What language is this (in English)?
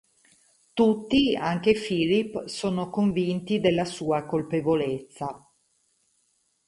Italian